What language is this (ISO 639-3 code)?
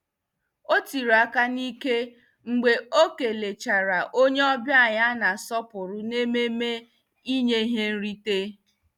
ibo